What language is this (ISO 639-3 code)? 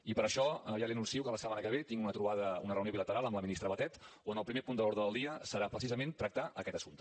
cat